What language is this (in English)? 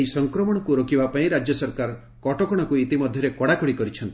Odia